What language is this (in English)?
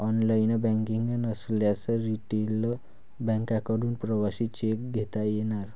Marathi